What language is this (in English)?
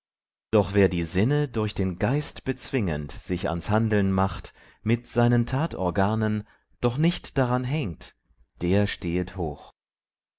German